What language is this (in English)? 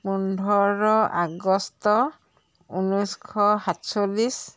Assamese